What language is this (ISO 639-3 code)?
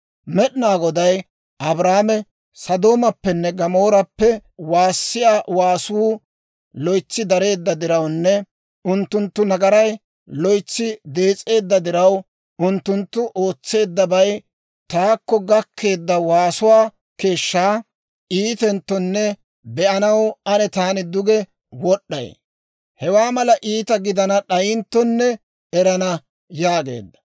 dwr